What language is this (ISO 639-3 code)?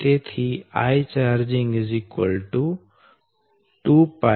guj